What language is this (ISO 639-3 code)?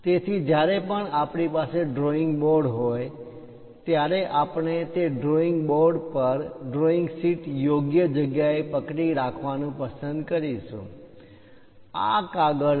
guj